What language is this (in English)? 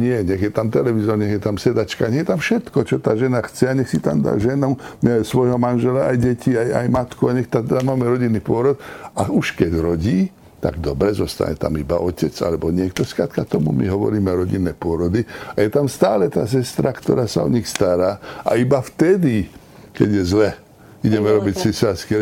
Slovak